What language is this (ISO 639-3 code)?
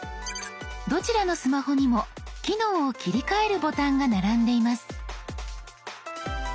jpn